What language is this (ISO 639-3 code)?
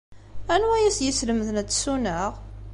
kab